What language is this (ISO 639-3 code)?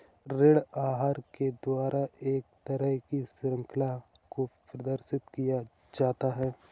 hin